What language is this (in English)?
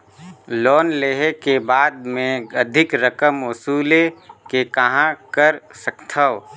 Chhattisgarhi